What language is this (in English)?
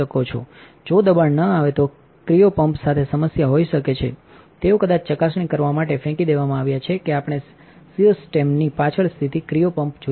Gujarati